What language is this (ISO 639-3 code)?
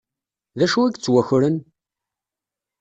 kab